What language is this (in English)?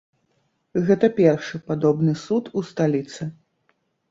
Belarusian